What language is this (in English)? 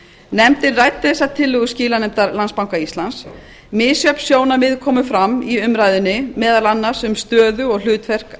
Icelandic